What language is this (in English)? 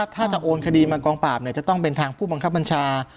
Thai